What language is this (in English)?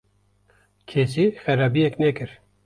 Kurdish